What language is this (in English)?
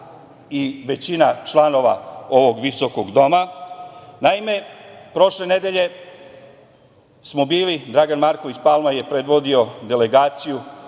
Serbian